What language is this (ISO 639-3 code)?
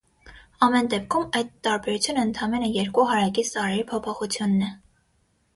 hye